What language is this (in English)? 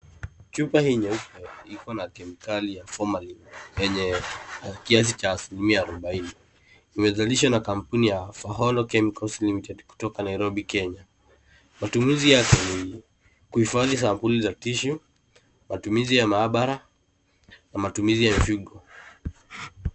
Swahili